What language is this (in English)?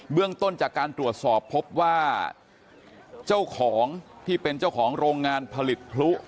Thai